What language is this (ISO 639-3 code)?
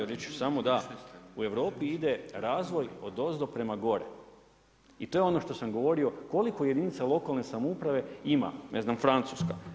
hrv